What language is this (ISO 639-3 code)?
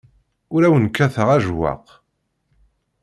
kab